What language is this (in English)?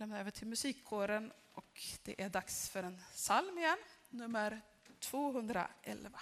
Swedish